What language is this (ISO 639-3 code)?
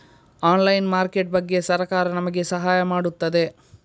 kan